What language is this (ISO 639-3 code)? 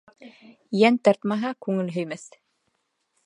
bak